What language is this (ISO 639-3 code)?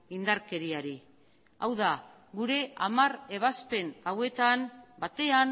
eus